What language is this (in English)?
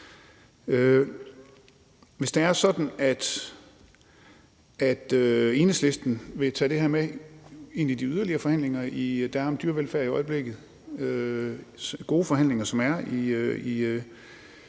Danish